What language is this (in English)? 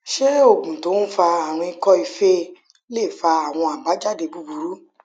Yoruba